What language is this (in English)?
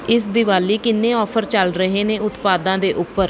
Punjabi